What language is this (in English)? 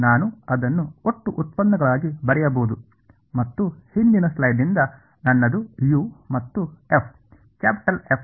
Kannada